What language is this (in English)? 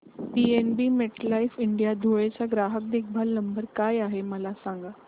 Marathi